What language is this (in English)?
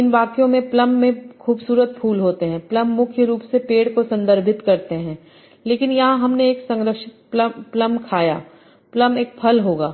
Hindi